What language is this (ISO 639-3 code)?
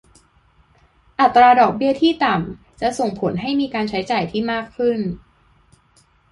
tha